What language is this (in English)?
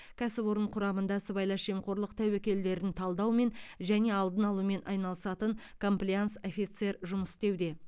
Kazakh